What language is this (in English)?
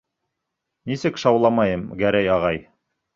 Bashkir